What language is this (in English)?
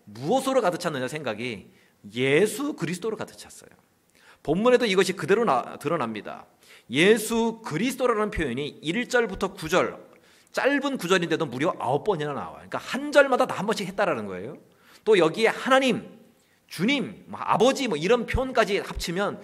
Korean